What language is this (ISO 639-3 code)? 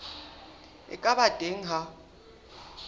sot